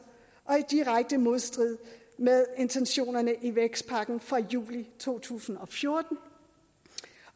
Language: Danish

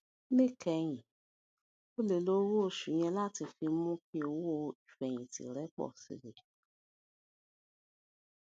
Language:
Yoruba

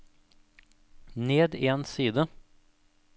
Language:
Norwegian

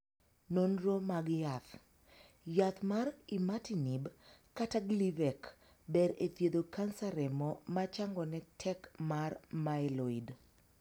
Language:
Luo (Kenya and Tanzania)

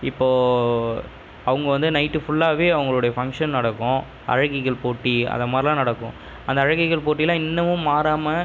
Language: Tamil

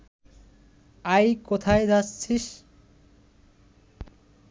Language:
Bangla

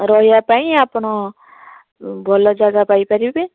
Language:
Odia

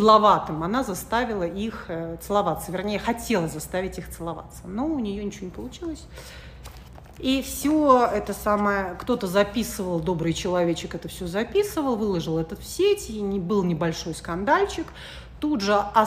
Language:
Russian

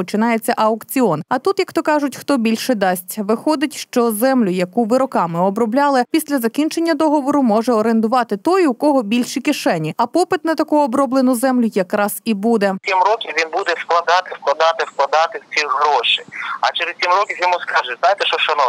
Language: Ukrainian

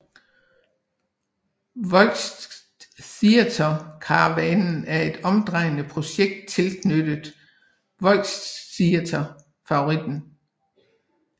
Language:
Danish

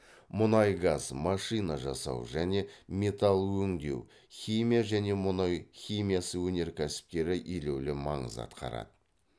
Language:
Kazakh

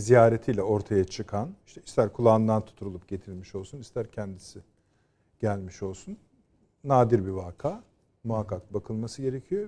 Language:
Turkish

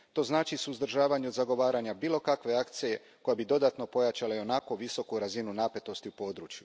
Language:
Croatian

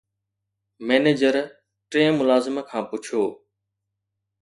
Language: Sindhi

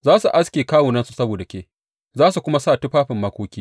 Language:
Hausa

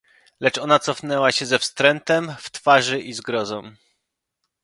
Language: Polish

